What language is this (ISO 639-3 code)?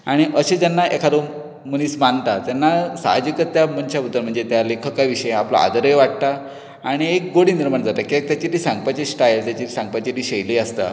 kok